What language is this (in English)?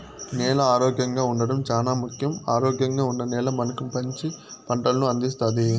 Telugu